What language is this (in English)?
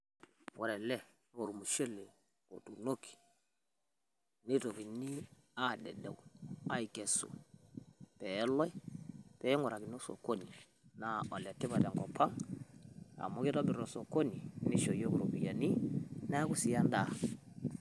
Masai